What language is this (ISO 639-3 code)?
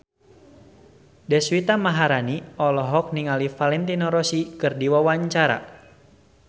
sun